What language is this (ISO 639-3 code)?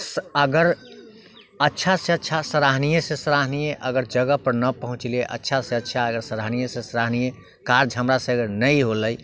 mai